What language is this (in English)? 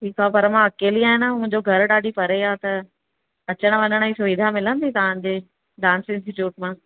Sindhi